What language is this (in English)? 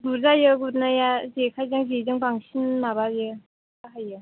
Bodo